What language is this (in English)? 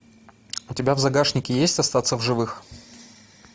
Russian